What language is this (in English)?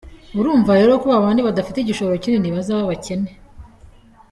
Kinyarwanda